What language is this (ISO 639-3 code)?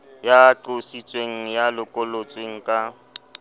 sot